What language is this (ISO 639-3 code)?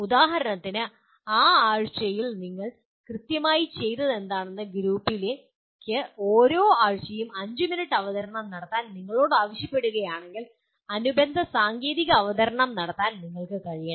mal